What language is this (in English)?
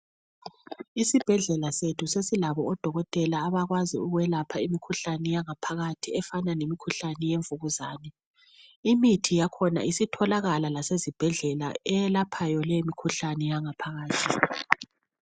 North Ndebele